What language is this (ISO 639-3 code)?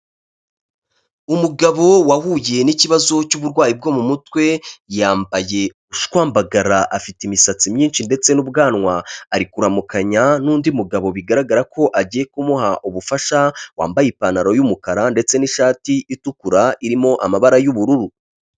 kin